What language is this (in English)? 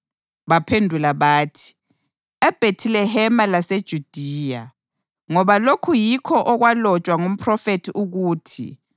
North Ndebele